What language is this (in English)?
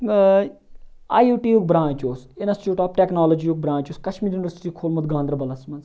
Kashmiri